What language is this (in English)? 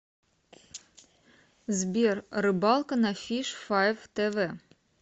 Russian